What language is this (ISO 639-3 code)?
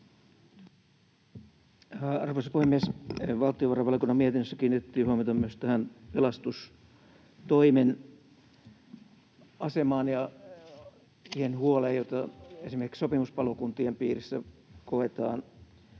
fin